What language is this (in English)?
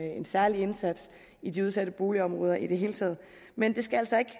Danish